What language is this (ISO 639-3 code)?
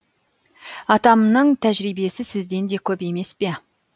kaz